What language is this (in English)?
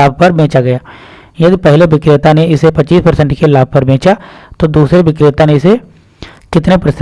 Hindi